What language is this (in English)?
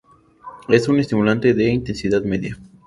Spanish